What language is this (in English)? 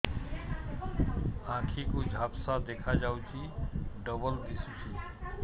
Odia